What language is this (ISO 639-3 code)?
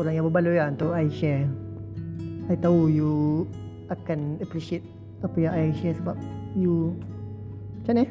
msa